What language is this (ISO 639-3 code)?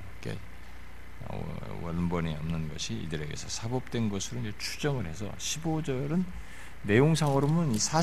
kor